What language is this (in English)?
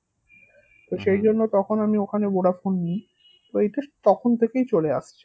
Bangla